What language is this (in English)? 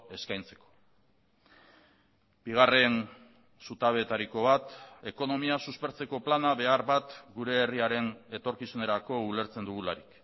Basque